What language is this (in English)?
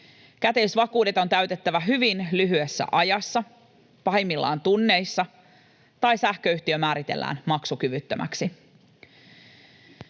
Finnish